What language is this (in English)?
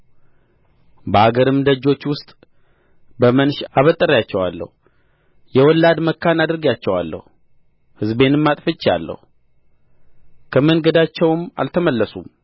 Amharic